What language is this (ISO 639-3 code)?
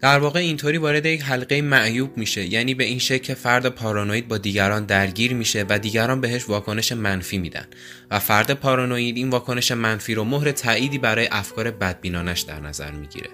fas